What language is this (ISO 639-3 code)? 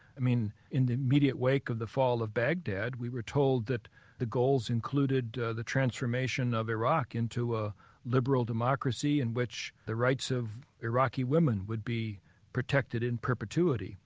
eng